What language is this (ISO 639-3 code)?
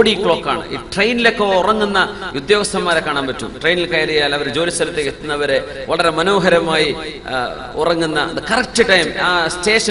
ara